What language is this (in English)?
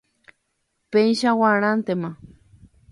Guarani